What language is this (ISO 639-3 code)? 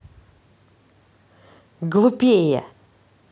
rus